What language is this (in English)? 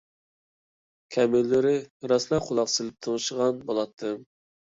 Uyghur